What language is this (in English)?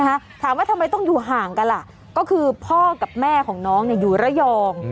Thai